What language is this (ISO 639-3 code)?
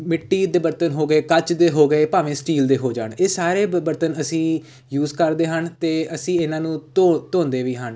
pan